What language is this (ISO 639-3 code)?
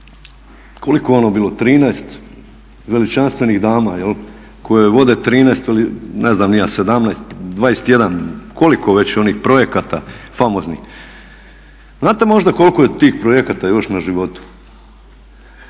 hrv